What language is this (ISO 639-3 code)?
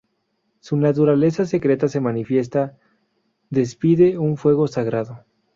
spa